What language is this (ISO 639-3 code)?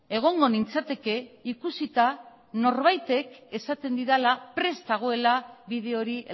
eus